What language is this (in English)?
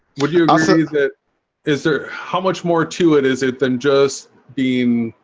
English